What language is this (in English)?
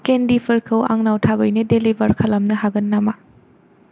Bodo